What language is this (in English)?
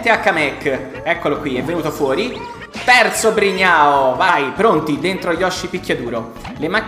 Italian